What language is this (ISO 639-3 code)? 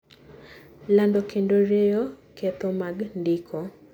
luo